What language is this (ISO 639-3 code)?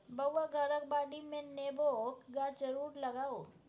mai